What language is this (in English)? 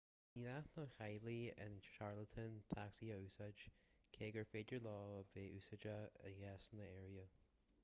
Irish